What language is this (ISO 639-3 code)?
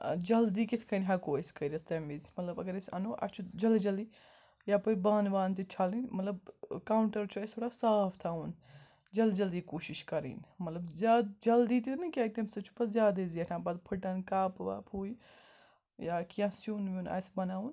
kas